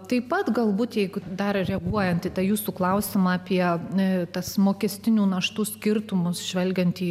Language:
Lithuanian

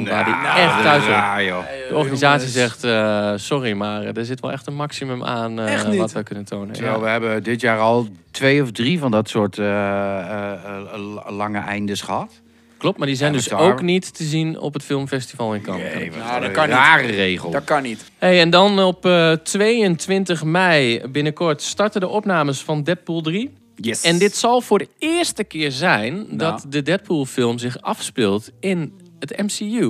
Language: Dutch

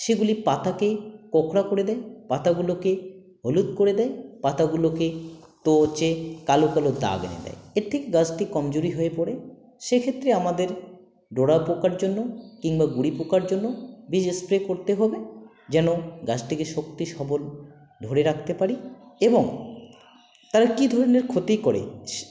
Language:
Bangla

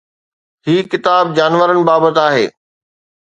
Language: Sindhi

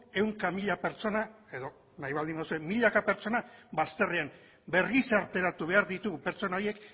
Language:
Basque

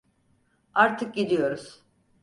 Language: Turkish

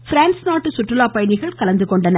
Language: Tamil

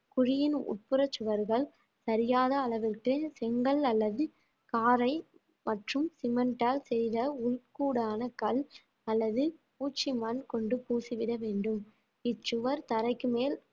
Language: Tamil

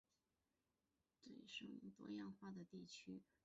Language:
Chinese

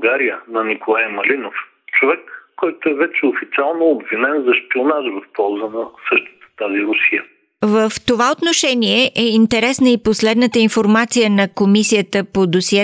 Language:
Bulgarian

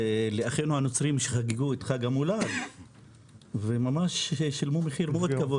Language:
Hebrew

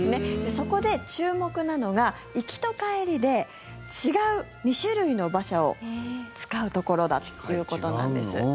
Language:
Japanese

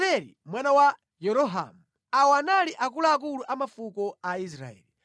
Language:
Nyanja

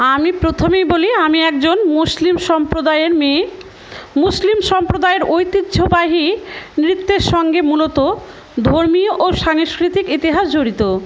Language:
Bangla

